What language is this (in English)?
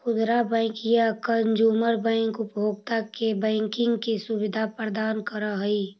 Magahi